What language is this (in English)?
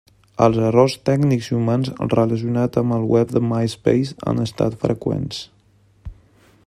Catalan